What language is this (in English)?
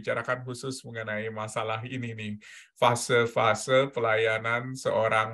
Indonesian